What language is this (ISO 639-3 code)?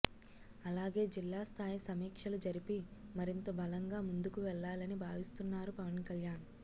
tel